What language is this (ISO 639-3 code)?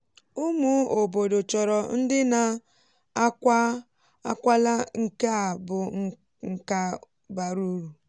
ibo